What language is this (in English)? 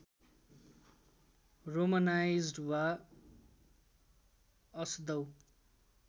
Nepali